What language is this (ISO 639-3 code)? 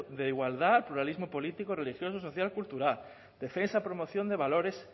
spa